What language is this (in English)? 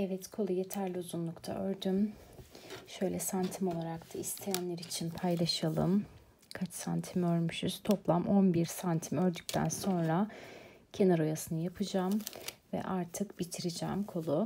Turkish